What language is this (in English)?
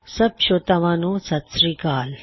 Punjabi